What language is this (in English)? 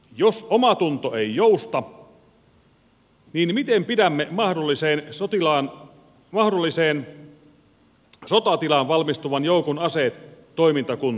Finnish